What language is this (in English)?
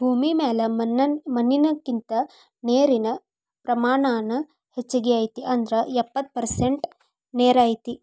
Kannada